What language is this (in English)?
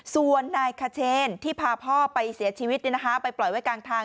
Thai